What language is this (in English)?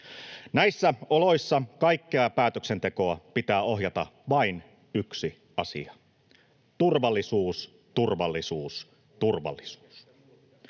Finnish